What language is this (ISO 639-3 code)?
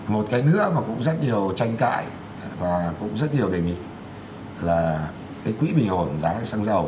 vie